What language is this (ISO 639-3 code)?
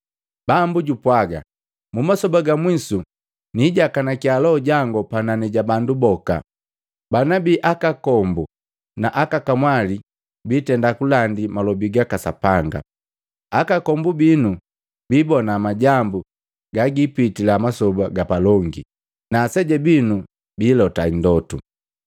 mgv